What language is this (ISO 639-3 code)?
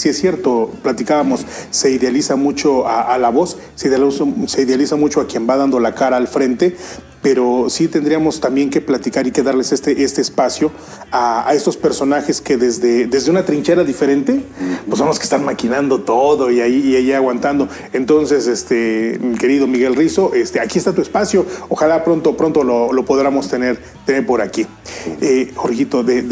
spa